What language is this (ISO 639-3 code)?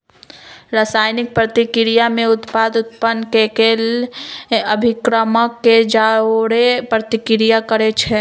mag